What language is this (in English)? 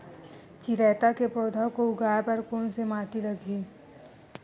Chhattisgarhi